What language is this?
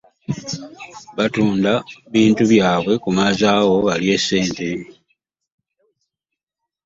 Ganda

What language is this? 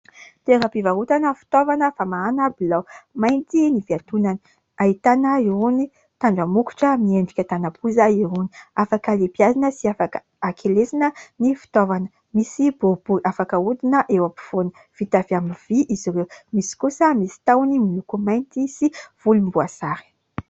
Malagasy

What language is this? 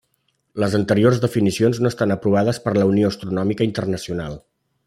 Catalan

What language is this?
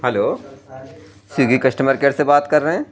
Urdu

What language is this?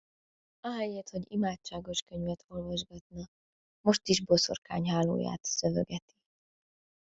Hungarian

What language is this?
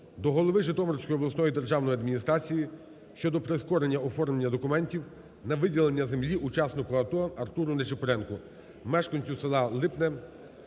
Ukrainian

